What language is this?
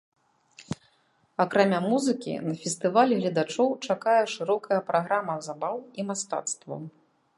Belarusian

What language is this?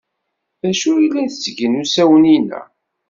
Kabyle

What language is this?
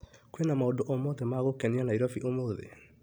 Kikuyu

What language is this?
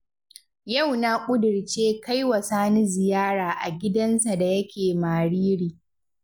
Hausa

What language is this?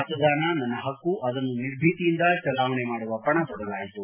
Kannada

